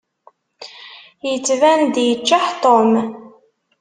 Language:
Kabyle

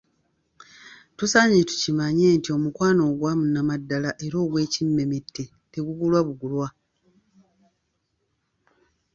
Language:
Ganda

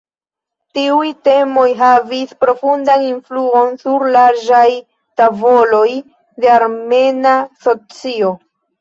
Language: Esperanto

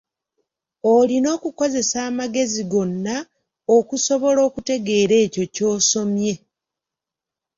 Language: Ganda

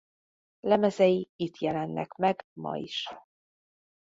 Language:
Hungarian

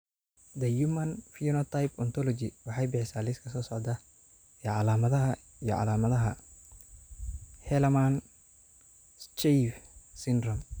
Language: Somali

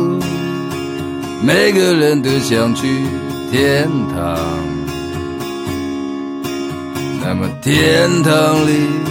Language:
Chinese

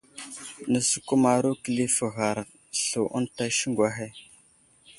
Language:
Wuzlam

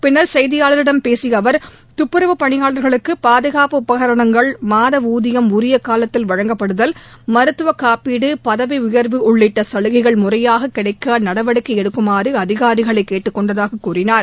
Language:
Tamil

